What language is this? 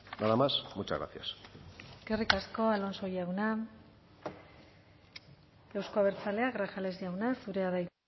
Basque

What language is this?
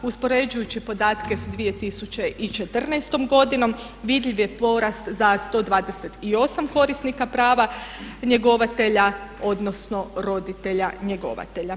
Croatian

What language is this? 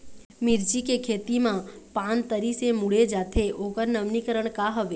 Chhattisgarhi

